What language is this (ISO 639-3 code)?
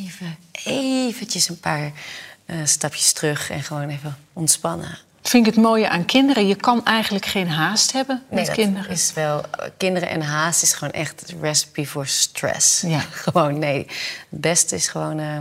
nld